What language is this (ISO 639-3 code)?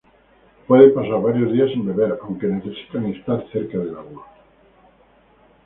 spa